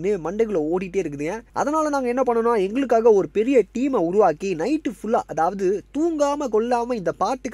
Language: Tamil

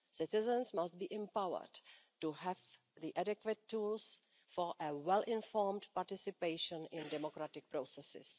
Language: English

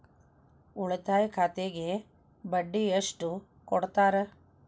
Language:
Kannada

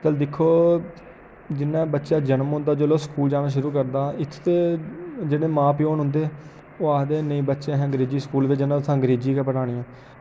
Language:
Dogri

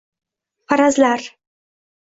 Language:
Uzbek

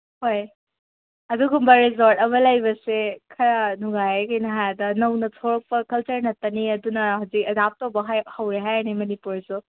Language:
Manipuri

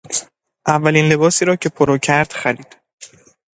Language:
Persian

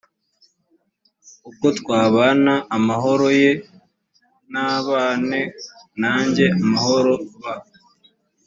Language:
Kinyarwanda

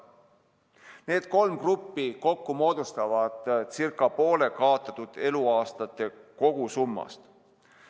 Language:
Estonian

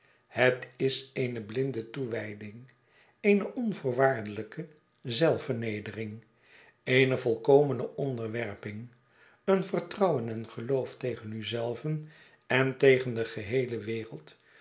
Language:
Dutch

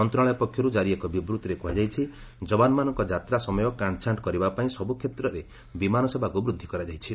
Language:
Odia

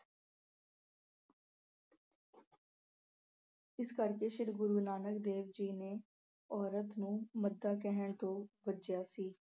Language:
Punjabi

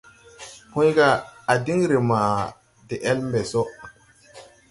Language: Tupuri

